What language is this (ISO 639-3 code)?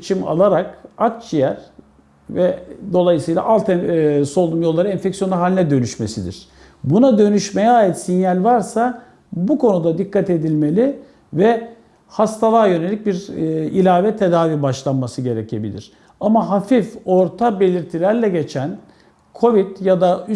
tur